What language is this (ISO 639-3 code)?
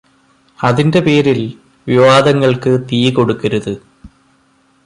mal